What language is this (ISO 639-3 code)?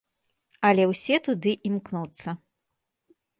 bel